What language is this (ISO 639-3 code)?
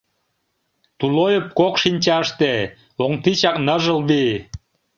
chm